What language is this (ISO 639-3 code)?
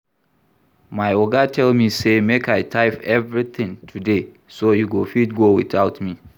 pcm